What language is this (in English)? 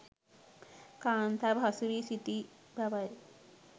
Sinhala